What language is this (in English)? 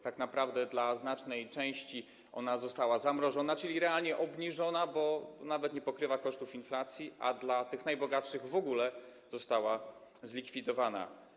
Polish